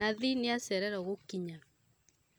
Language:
Kikuyu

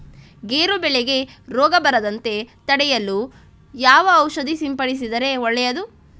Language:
Kannada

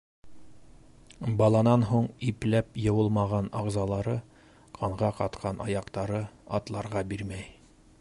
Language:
Bashkir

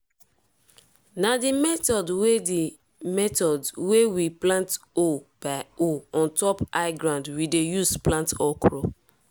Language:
Nigerian Pidgin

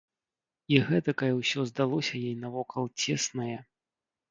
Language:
Belarusian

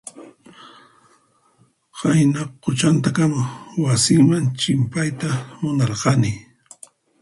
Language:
Puno Quechua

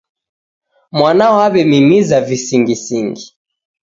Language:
Taita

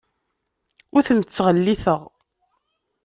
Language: Kabyle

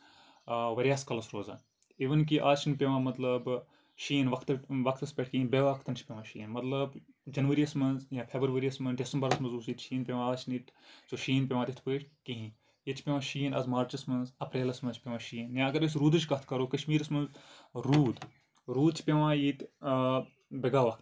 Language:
Kashmiri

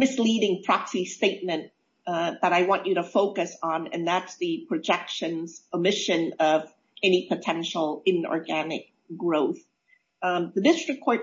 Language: English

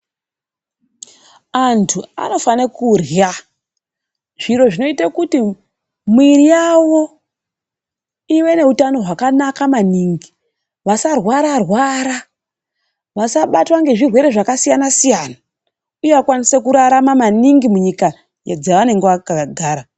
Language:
Ndau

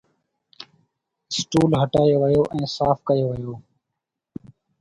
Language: Sindhi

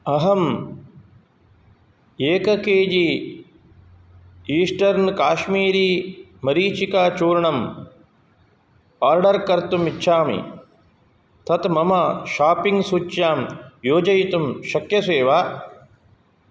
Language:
Sanskrit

